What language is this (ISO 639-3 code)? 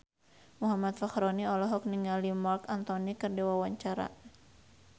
sun